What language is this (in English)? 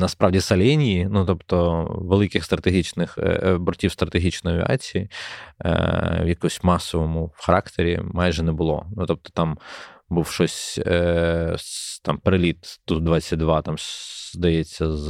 Ukrainian